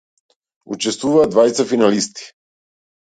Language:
Macedonian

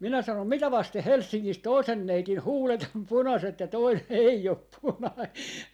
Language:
Finnish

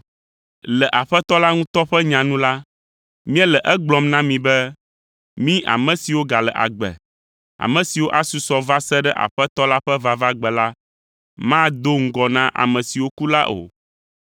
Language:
Ewe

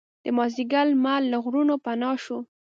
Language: Pashto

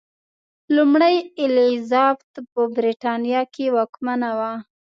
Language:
Pashto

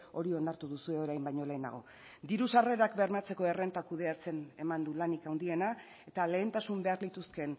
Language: Basque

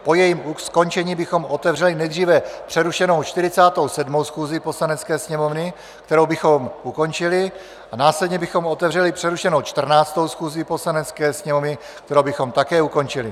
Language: Czech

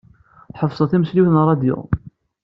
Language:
Kabyle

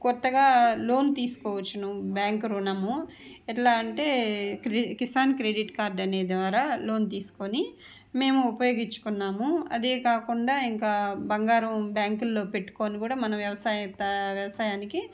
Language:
Telugu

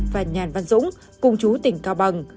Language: Vietnamese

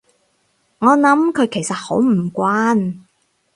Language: Cantonese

